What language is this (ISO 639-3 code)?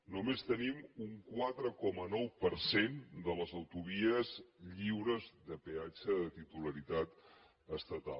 cat